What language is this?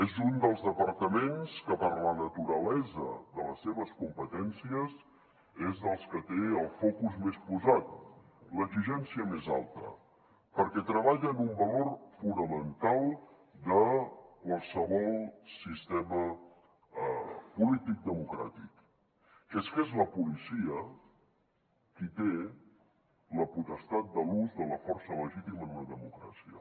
Catalan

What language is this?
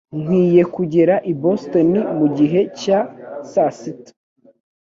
Kinyarwanda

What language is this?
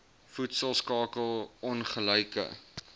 Afrikaans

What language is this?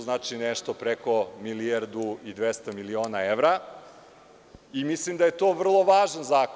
Serbian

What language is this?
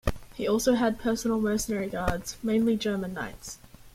English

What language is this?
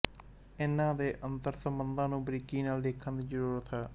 Punjabi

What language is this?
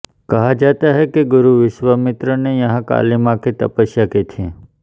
Hindi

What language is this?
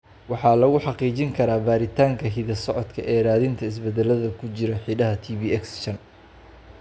Somali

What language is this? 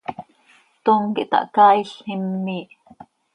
Seri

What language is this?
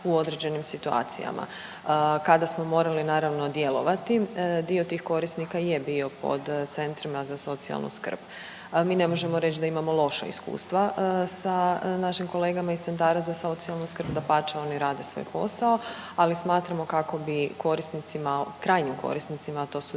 Croatian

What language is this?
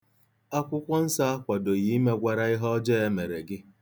Igbo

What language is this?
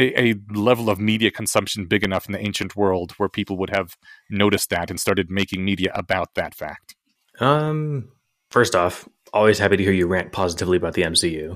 English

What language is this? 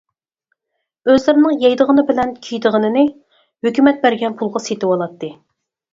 Uyghur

